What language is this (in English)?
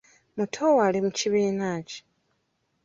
Ganda